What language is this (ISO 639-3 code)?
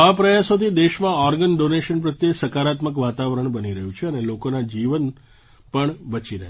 guj